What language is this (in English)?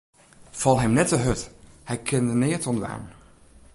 Western Frisian